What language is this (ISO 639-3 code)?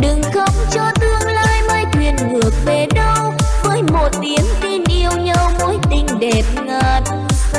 vie